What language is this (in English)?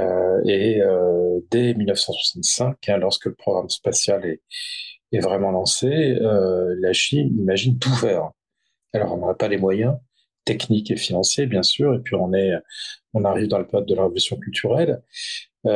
French